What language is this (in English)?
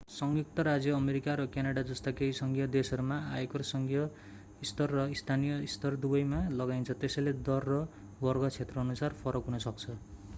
Nepali